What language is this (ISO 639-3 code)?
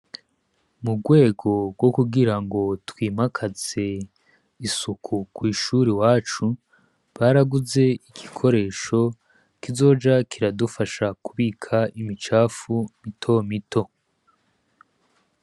run